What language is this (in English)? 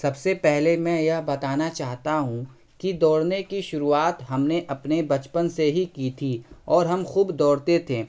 Urdu